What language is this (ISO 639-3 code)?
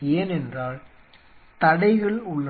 tam